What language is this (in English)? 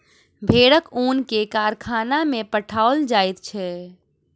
Maithili